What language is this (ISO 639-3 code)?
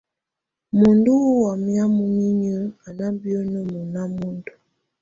tvu